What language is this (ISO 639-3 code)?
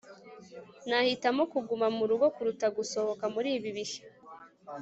kin